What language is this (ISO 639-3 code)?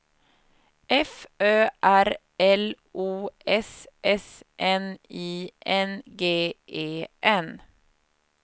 swe